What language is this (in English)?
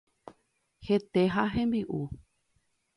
Guarani